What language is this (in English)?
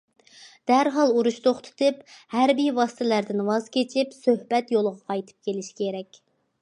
Uyghur